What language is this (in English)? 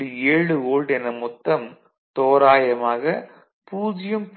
Tamil